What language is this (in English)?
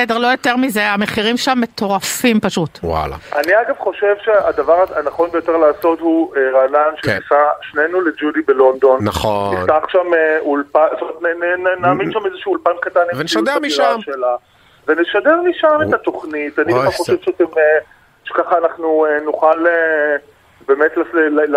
Hebrew